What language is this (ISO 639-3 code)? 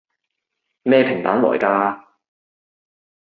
yue